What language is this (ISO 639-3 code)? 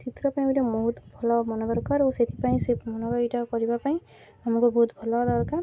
ori